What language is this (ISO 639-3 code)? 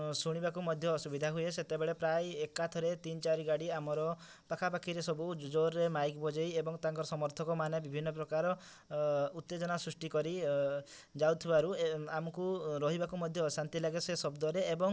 ori